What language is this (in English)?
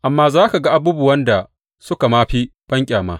Hausa